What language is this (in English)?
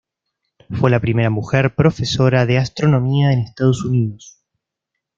Spanish